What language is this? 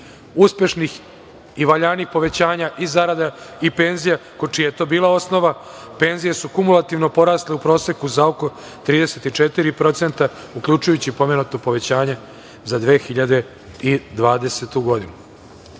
Serbian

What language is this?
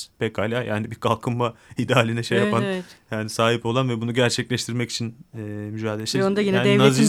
Turkish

